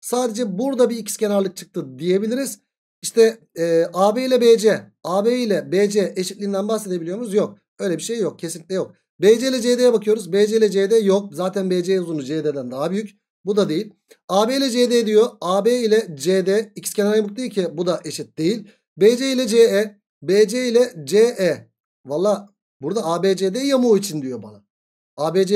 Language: Turkish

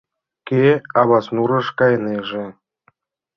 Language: Mari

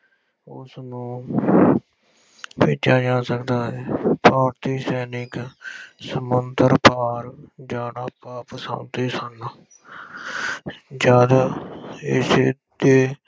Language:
Punjabi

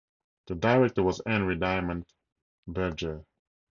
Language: English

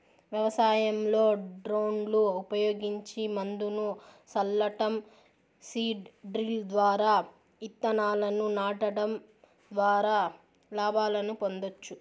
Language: Telugu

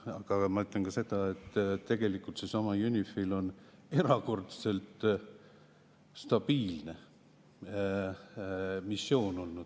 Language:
Estonian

